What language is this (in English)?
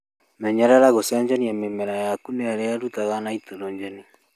Kikuyu